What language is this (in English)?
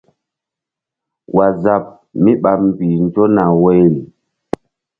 Mbum